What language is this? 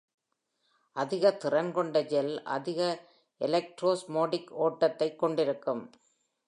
Tamil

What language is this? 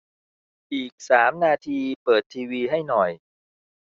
Thai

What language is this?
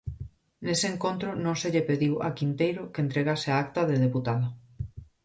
Galician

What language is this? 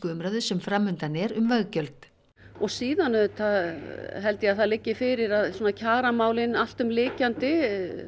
Icelandic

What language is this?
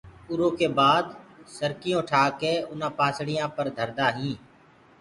Gurgula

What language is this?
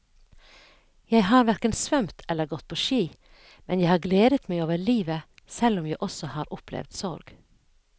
Norwegian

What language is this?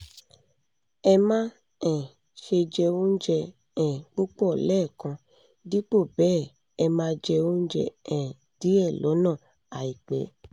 Yoruba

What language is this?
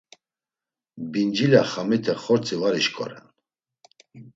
Laz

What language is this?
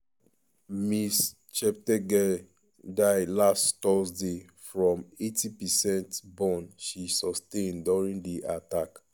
Nigerian Pidgin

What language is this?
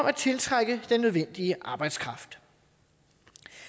Danish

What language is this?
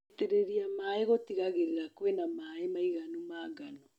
Kikuyu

